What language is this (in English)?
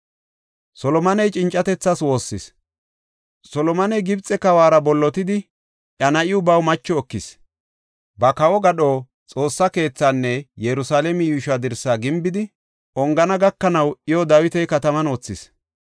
Gofa